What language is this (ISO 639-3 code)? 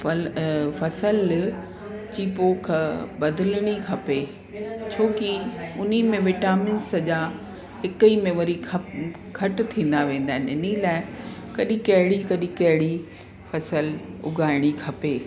snd